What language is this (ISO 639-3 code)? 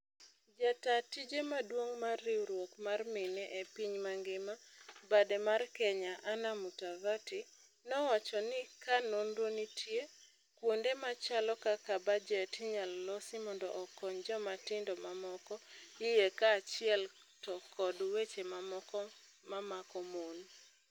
luo